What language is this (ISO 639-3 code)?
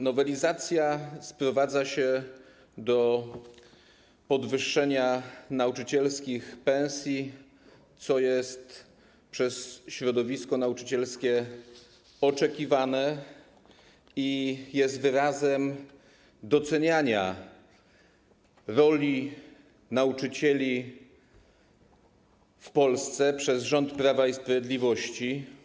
pol